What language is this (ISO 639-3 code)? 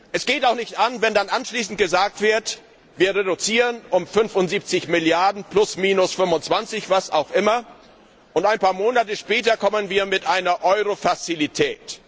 deu